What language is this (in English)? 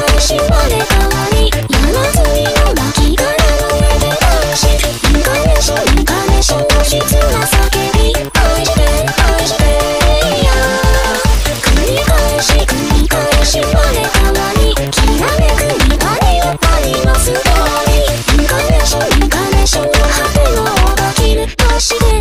Japanese